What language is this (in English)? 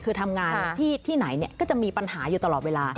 Thai